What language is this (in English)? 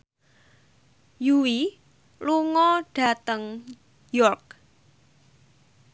Javanese